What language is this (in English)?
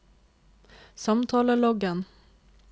Norwegian